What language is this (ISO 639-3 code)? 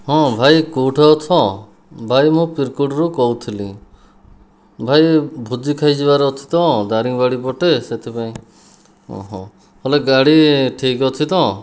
ori